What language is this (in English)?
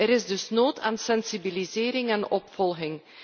Dutch